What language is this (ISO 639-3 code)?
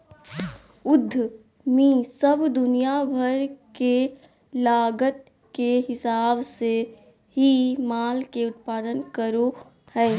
mag